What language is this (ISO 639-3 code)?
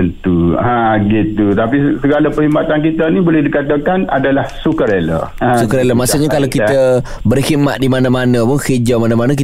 msa